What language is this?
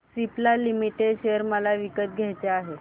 Marathi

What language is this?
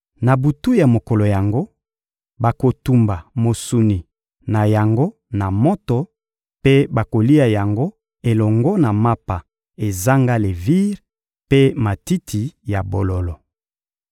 Lingala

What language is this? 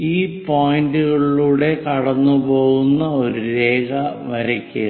Malayalam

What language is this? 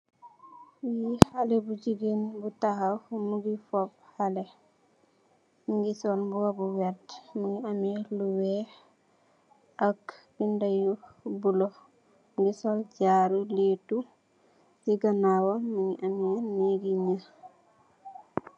Wolof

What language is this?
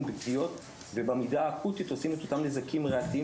Hebrew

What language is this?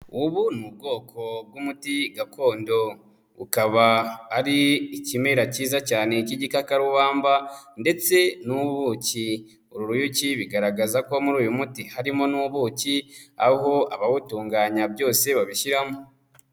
Kinyarwanda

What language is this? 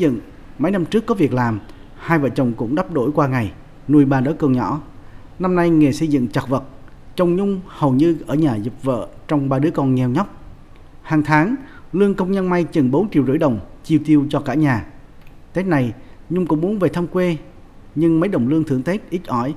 Vietnamese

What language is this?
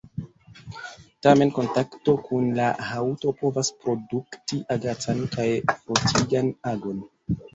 Esperanto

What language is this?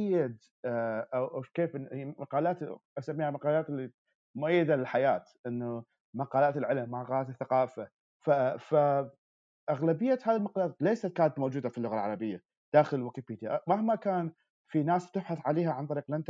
Arabic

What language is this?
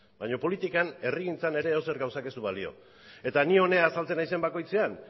Basque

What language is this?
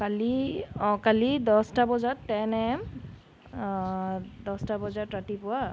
Assamese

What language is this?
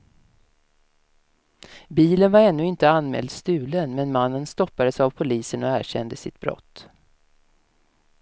Swedish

